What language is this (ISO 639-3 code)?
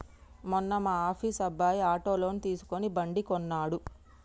tel